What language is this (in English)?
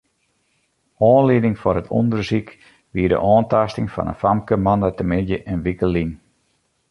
Western Frisian